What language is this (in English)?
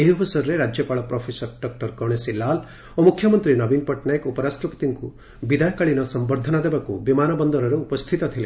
Odia